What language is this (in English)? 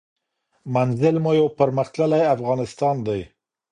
Pashto